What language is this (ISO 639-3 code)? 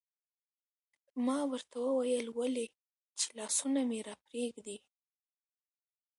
pus